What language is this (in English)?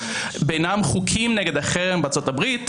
Hebrew